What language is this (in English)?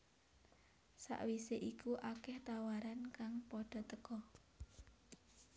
Javanese